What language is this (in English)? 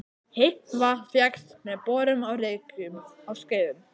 Icelandic